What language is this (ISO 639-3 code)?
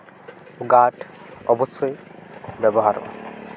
sat